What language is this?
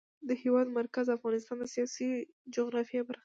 Pashto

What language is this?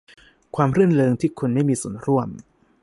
Thai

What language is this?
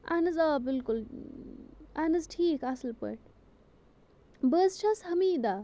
Kashmiri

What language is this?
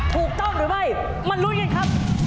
Thai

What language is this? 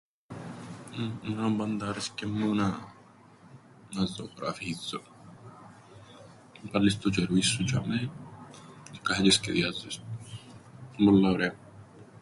Greek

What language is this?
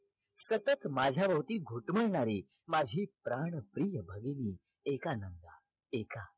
Marathi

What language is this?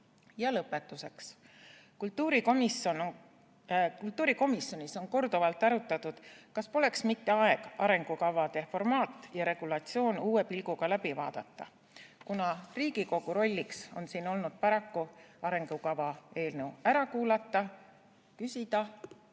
Estonian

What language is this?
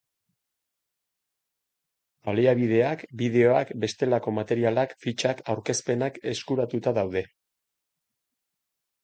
Basque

